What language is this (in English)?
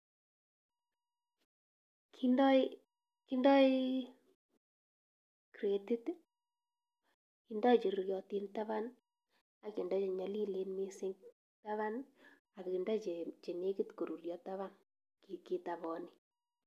Kalenjin